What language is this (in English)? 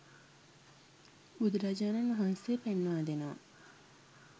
Sinhala